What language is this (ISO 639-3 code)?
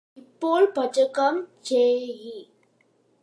mal